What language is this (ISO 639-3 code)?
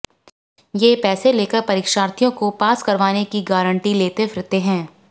hin